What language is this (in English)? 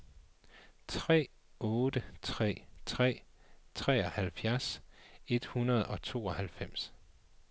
Danish